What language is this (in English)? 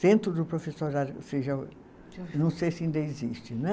Portuguese